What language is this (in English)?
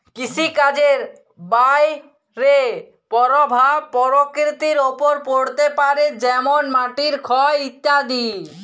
Bangla